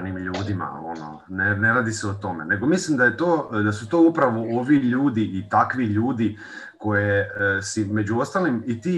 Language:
Croatian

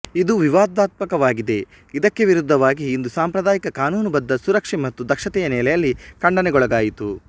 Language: Kannada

